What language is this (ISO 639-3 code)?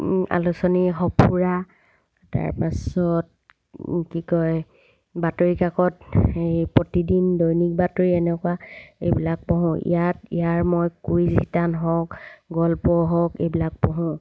asm